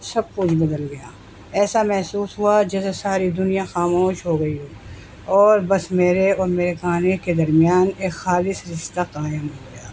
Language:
Urdu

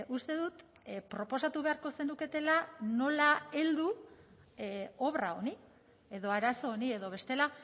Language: Basque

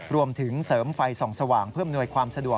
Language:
Thai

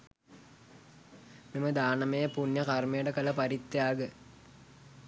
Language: Sinhala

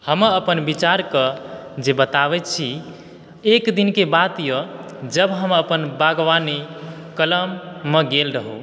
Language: Maithili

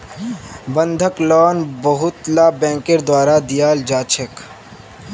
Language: Magahi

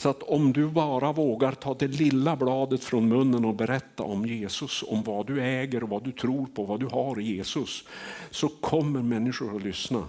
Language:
Swedish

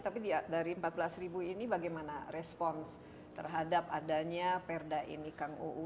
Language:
Indonesian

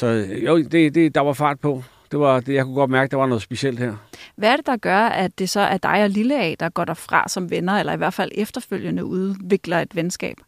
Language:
Danish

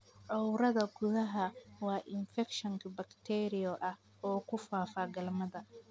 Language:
Somali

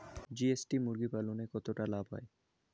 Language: Bangla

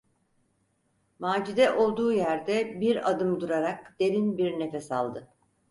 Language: Turkish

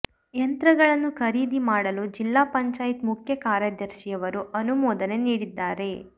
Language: Kannada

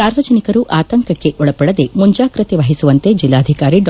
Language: Kannada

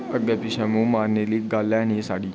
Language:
Dogri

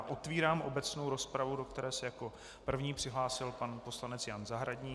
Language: Czech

